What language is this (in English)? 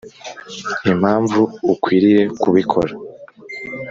Kinyarwanda